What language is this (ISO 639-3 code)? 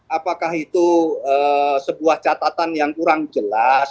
ind